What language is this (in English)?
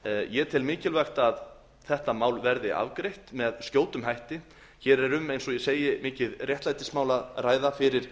Icelandic